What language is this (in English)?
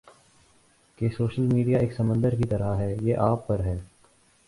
Urdu